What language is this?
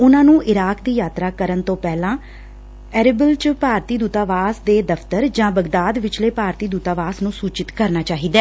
Punjabi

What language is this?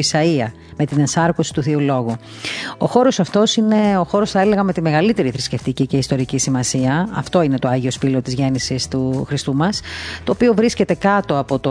Greek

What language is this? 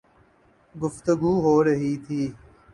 Urdu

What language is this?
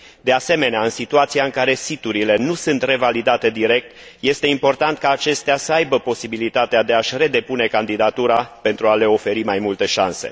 Romanian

